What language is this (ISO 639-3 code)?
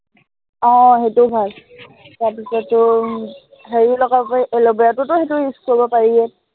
asm